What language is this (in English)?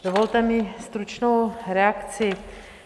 Czech